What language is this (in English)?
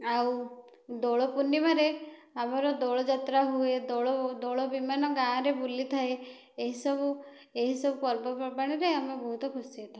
Odia